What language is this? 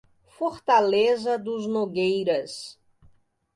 Portuguese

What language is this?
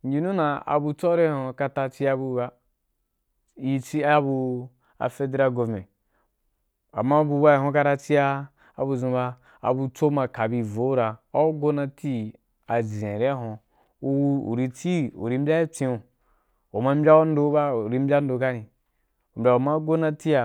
Wapan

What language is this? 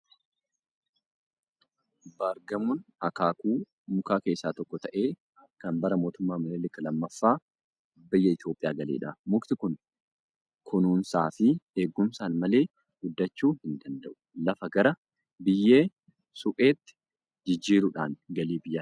Oromo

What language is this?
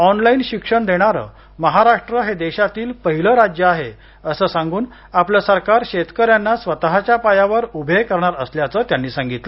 Marathi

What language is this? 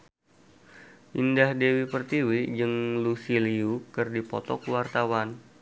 Sundanese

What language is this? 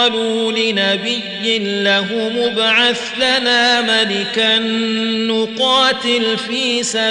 Arabic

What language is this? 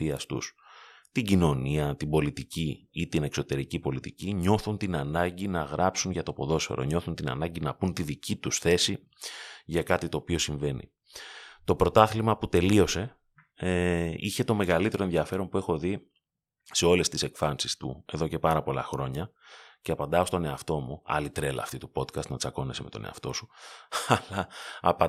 Greek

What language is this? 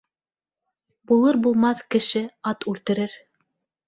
Bashkir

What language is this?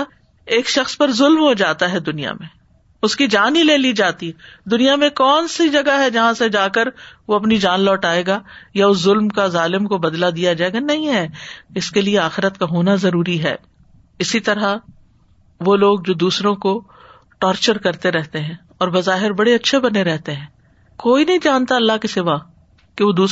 Urdu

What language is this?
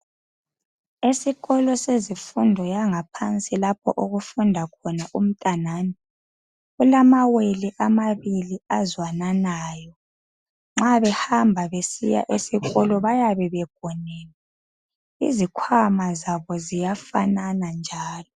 North Ndebele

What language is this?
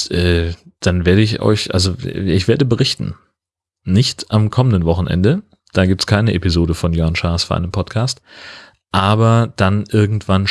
German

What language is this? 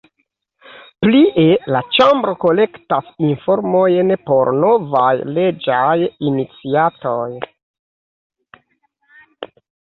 Esperanto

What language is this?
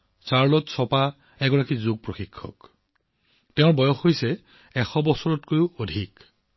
Assamese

